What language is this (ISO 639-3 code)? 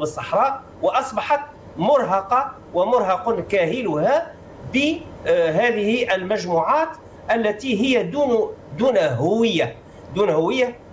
ara